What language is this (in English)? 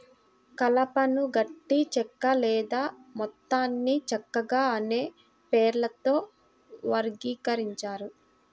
Telugu